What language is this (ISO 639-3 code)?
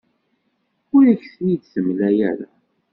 kab